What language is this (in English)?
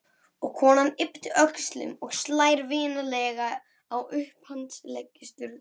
Icelandic